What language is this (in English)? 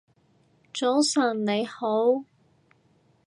Cantonese